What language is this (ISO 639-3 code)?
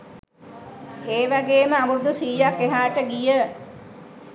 sin